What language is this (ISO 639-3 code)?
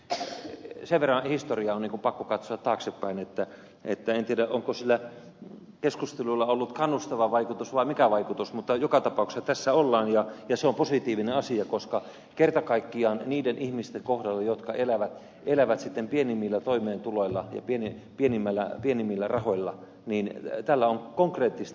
fin